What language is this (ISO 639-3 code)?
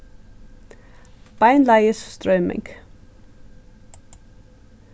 fao